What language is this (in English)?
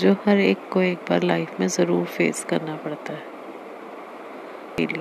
Hindi